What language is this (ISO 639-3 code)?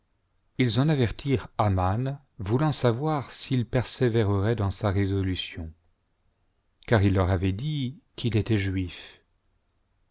fra